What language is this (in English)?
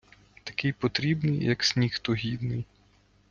Ukrainian